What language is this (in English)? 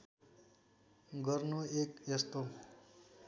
Nepali